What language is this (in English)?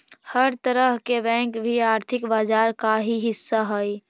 Magahi